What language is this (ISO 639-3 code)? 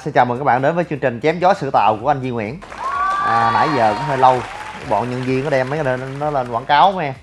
vie